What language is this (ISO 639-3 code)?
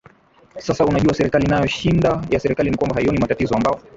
swa